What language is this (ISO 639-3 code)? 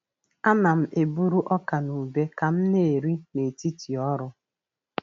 ibo